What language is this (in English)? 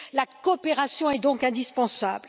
French